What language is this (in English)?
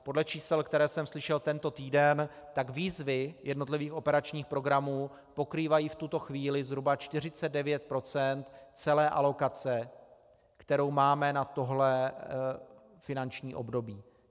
Czech